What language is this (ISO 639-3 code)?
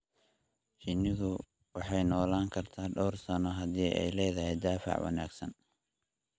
som